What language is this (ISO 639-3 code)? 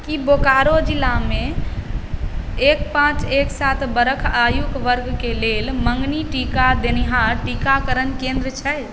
mai